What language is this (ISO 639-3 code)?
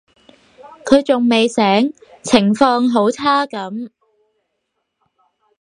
yue